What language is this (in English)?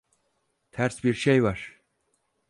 Turkish